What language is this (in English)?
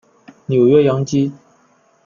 Chinese